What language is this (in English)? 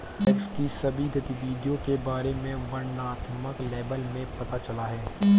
Hindi